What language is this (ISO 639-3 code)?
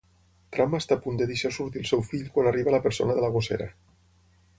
cat